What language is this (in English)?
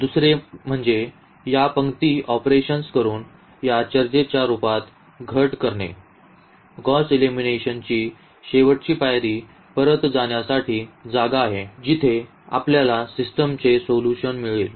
Marathi